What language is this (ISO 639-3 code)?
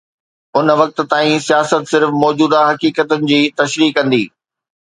snd